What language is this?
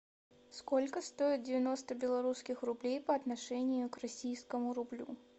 Russian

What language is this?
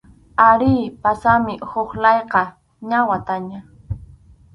Arequipa-La Unión Quechua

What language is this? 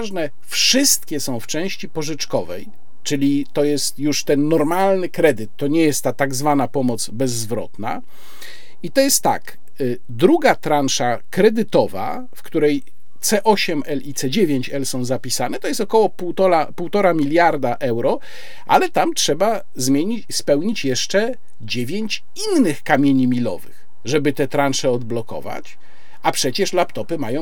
Polish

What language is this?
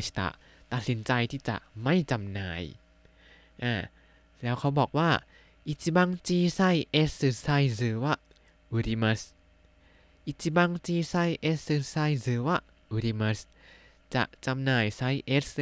Thai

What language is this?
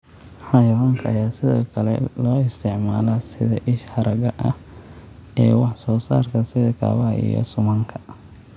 Somali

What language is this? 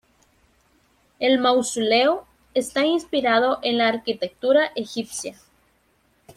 Spanish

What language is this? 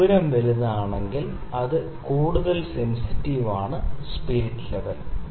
Malayalam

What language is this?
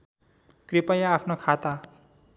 Nepali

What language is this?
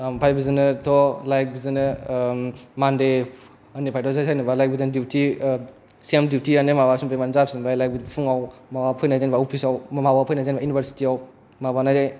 Bodo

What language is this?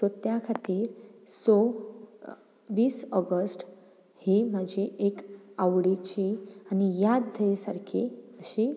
Konkani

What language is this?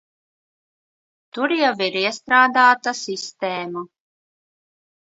Latvian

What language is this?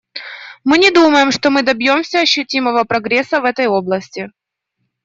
Russian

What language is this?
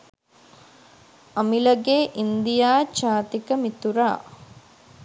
Sinhala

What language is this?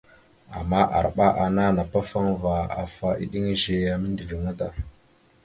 Mada (Cameroon)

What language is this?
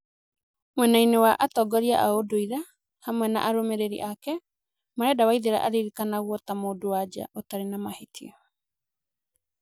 Kikuyu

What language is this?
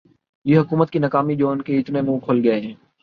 Urdu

